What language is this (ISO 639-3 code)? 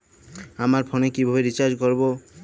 ben